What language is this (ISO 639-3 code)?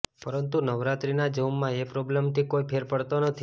guj